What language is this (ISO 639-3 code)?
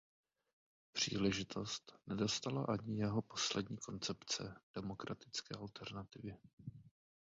ces